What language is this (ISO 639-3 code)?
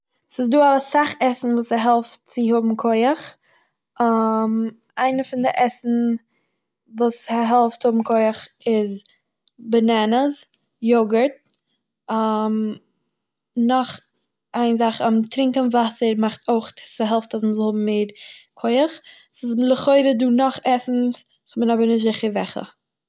yid